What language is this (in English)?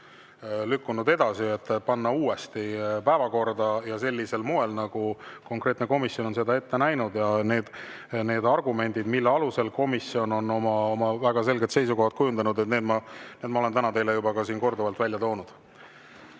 Estonian